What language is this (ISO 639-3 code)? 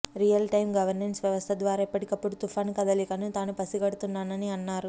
tel